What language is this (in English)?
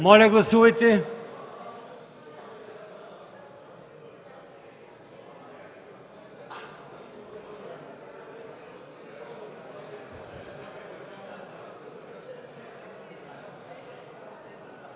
Bulgarian